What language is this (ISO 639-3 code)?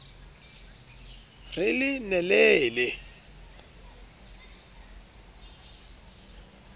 sot